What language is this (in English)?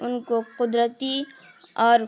Urdu